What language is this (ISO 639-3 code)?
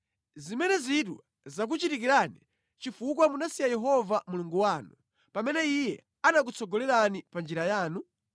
nya